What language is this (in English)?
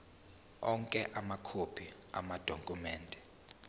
Zulu